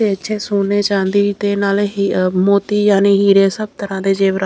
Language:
Punjabi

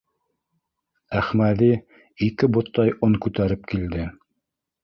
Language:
Bashkir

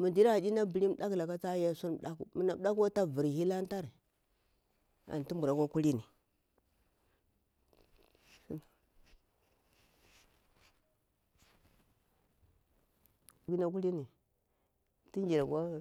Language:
Bura-Pabir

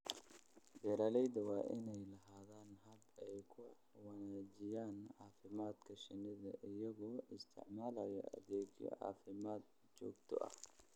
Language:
Somali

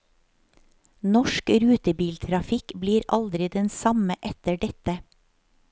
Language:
Norwegian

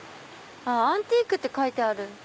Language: Japanese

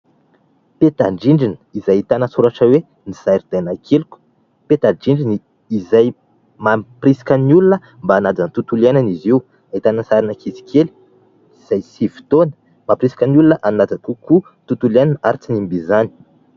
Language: Malagasy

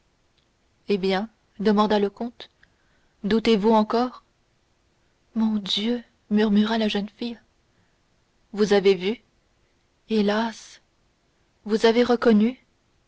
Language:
French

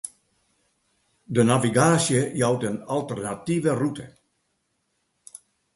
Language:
Western Frisian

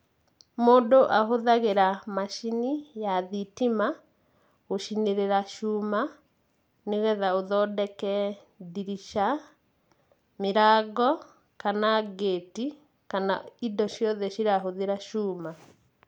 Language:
Kikuyu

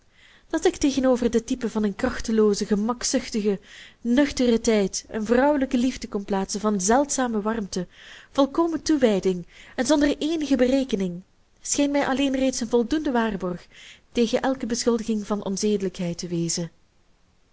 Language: Dutch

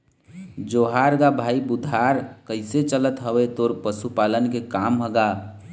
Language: Chhattisgarhi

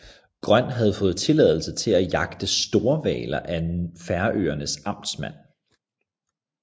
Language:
Danish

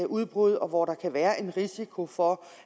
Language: Danish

